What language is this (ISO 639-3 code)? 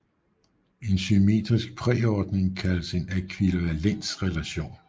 dan